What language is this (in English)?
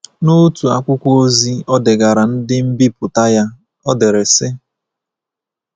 Igbo